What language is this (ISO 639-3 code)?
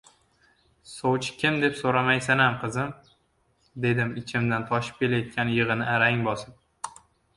uzb